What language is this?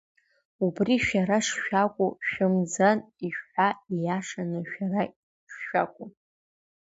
Abkhazian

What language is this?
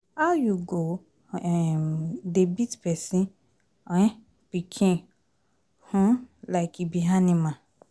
Nigerian Pidgin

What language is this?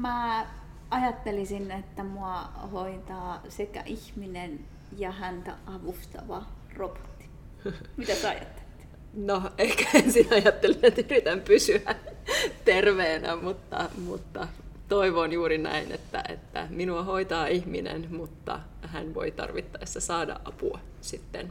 Finnish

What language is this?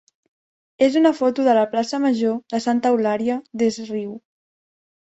Catalan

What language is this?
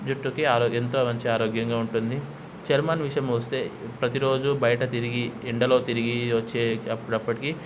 Telugu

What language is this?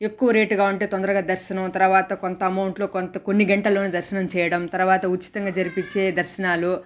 Telugu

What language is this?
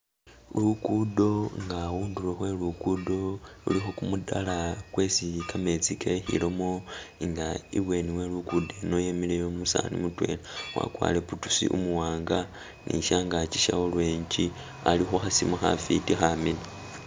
Masaaba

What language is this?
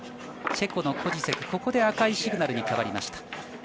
Japanese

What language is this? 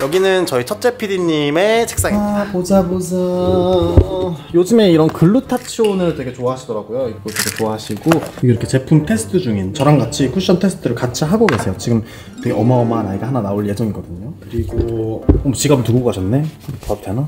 Korean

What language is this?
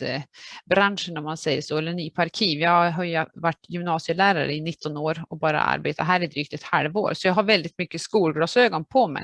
Swedish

